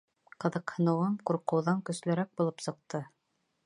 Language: Bashkir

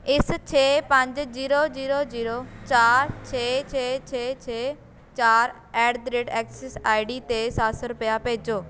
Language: Punjabi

